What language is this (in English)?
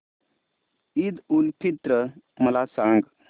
Marathi